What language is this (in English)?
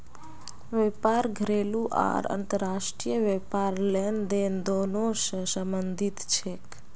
Magahi